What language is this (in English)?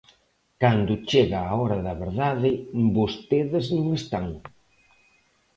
Galician